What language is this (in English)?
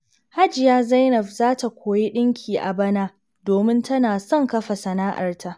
Hausa